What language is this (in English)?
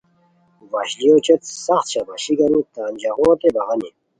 Khowar